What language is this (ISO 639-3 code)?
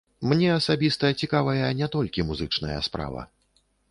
bel